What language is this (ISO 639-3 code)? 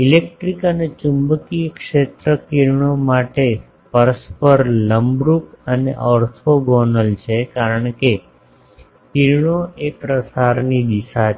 guj